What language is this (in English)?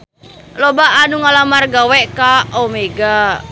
Sundanese